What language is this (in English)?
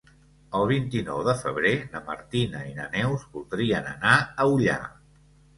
Catalan